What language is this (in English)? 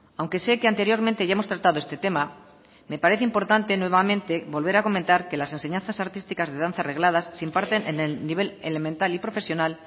Spanish